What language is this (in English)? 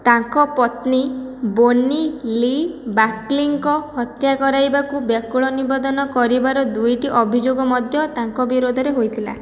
Odia